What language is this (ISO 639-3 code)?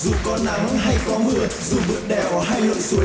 vie